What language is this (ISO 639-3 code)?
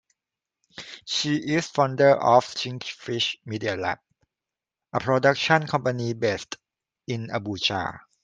eng